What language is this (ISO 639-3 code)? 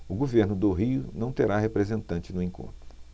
por